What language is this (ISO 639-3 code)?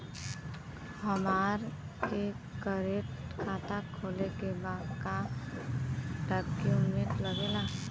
bho